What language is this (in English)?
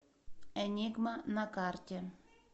Russian